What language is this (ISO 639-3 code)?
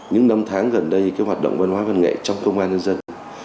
vie